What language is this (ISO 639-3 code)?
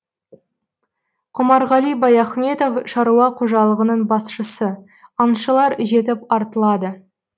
kaz